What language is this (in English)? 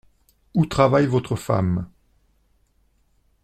French